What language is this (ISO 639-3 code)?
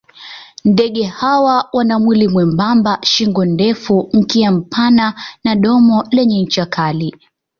swa